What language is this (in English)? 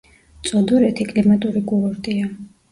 Georgian